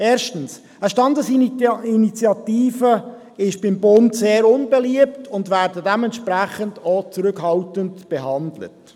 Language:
Swiss German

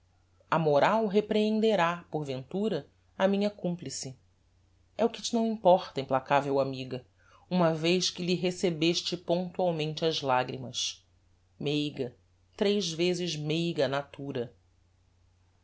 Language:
Portuguese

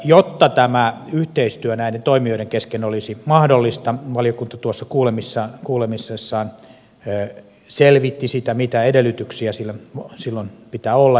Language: Finnish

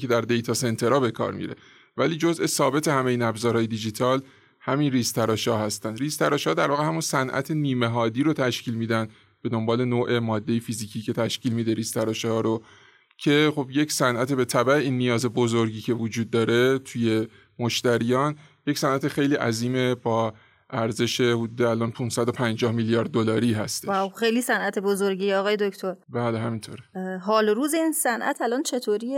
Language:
Persian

